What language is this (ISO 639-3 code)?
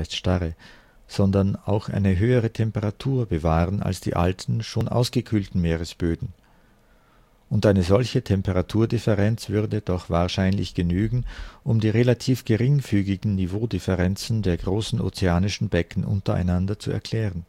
deu